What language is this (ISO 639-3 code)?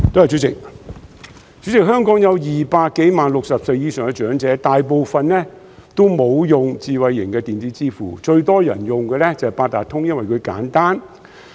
yue